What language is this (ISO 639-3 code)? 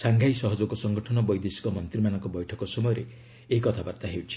ori